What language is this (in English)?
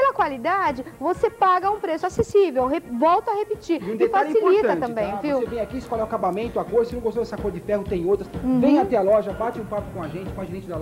Portuguese